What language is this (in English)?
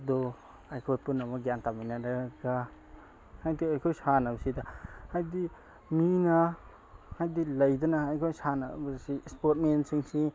Manipuri